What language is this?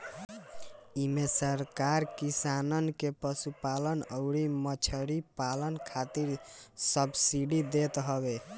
Bhojpuri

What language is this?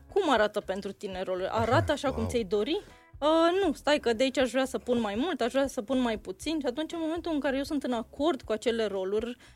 Romanian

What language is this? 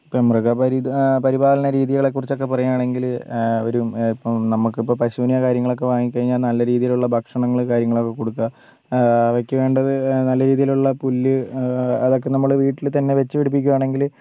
Malayalam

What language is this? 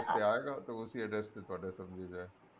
Punjabi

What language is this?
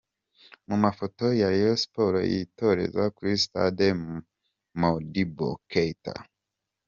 Kinyarwanda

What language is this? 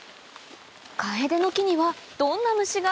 Japanese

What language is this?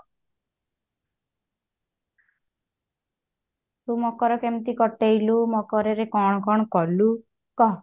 Odia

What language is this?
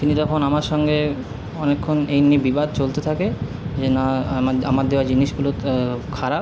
Bangla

